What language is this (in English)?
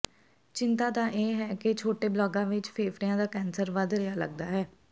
Punjabi